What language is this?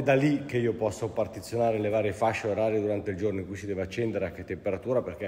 Italian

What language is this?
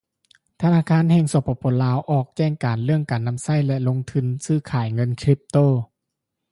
Lao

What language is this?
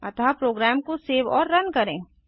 Hindi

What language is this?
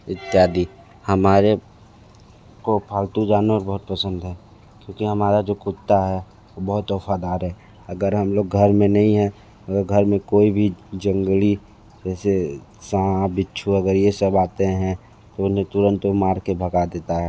Hindi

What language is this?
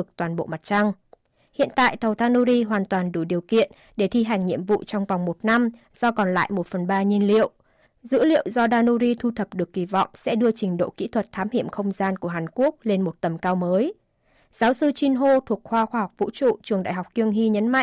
Vietnamese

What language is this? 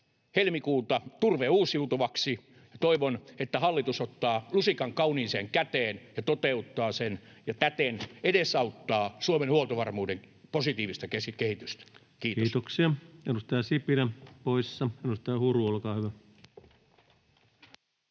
Finnish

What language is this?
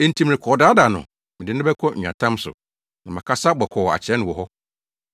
Akan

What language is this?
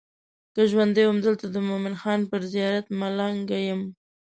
Pashto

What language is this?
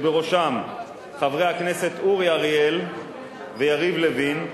Hebrew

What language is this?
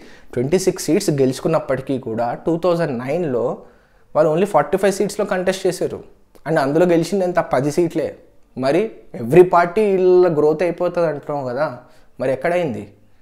Telugu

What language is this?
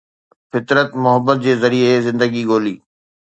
Sindhi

